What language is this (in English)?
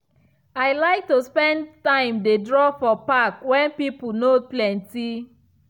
Nigerian Pidgin